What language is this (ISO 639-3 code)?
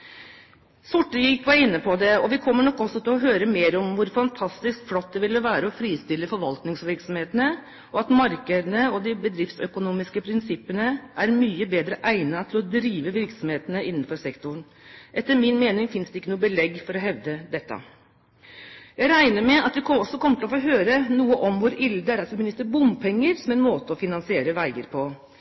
nob